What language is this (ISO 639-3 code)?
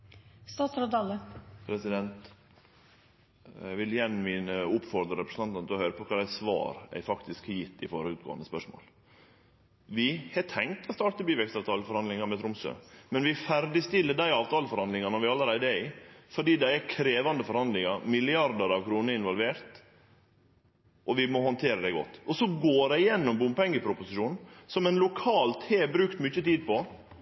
nor